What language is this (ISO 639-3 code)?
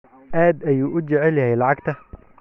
som